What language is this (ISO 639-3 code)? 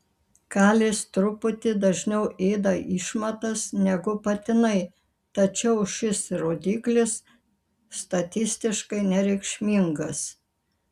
lit